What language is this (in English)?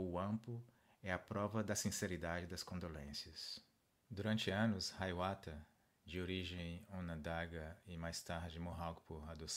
Portuguese